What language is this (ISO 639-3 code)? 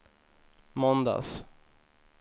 swe